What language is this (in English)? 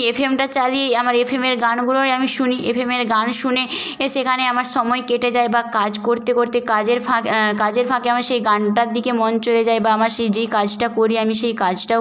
Bangla